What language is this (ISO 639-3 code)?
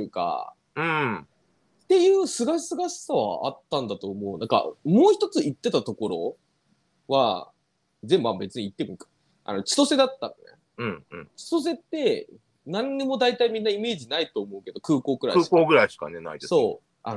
jpn